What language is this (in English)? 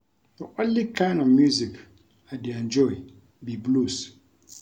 Nigerian Pidgin